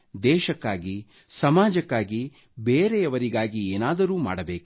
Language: Kannada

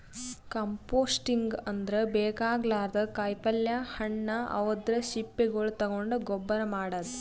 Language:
Kannada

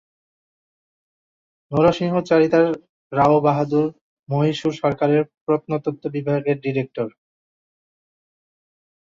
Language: Bangla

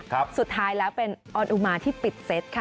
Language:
Thai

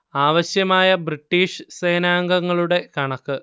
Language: Malayalam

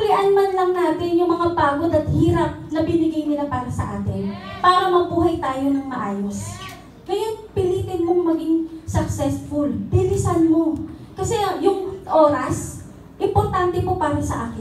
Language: Filipino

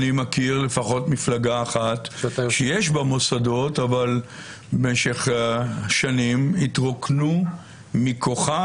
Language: Hebrew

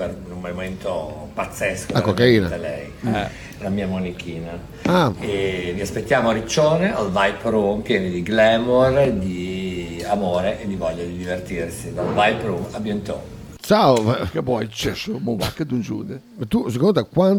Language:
Italian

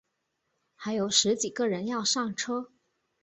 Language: Chinese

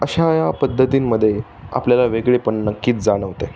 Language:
Marathi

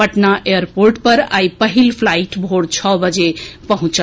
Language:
Maithili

